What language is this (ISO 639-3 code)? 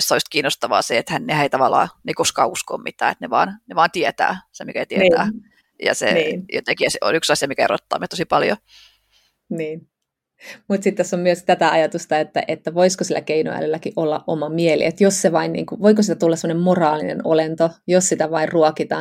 fin